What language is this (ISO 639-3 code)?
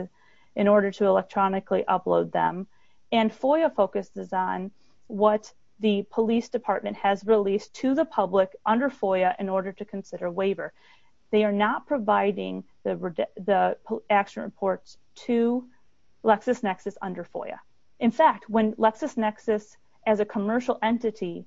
eng